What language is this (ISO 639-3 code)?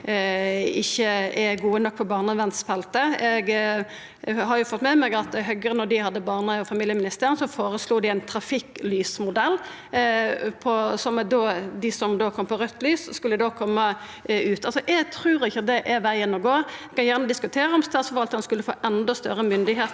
nor